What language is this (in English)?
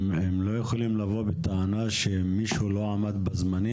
Hebrew